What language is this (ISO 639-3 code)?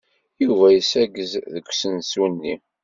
kab